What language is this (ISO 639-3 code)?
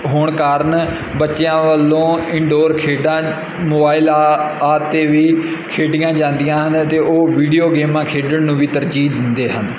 pan